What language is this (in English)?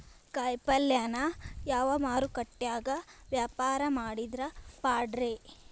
Kannada